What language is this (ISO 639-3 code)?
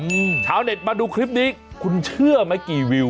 tha